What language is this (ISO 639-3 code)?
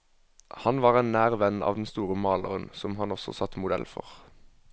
nor